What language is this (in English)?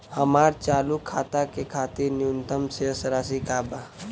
Bhojpuri